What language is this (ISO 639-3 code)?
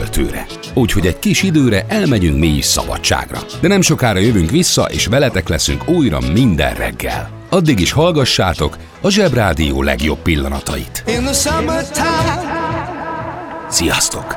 hun